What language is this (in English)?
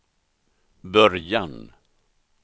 Swedish